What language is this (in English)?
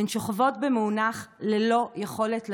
Hebrew